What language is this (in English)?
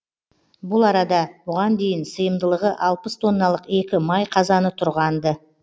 Kazakh